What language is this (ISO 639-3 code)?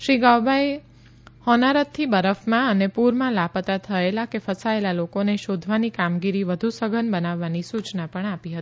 guj